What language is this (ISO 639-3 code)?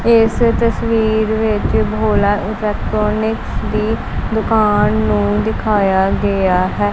pan